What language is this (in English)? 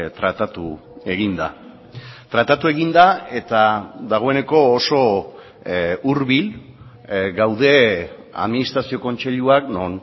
Basque